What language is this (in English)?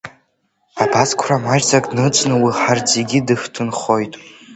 Abkhazian